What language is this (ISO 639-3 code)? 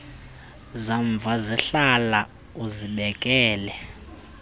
xho